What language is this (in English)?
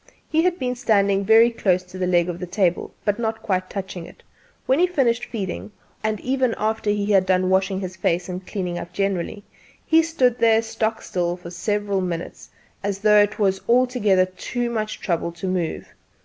English